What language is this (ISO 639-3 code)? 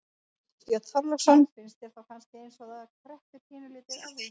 isl